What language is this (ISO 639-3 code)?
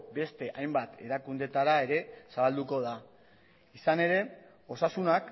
eus